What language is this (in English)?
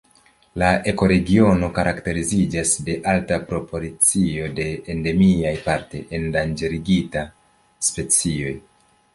Esperanto